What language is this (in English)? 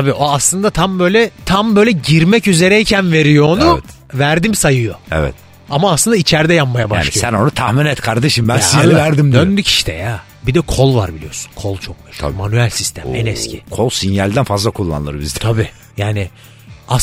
Turkish